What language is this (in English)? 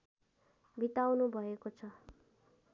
Nepali